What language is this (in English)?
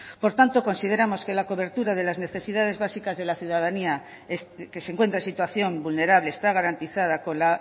Spanish